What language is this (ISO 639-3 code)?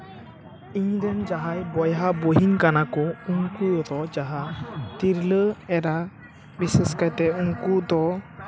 sat